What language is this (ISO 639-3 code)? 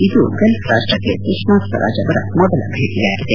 kan